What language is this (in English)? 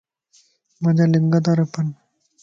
Lasi